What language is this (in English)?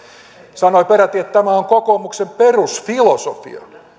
Finnish